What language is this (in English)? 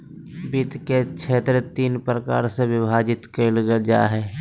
Magahi